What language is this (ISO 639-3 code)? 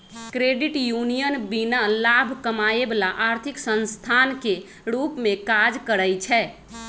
mag